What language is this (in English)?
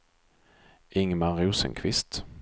Swedish